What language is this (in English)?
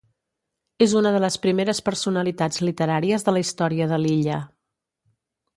Catalan